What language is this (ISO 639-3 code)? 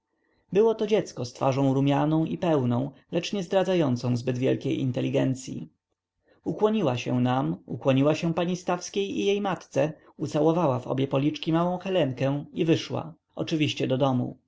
pol